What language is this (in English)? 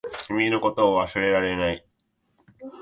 Japanese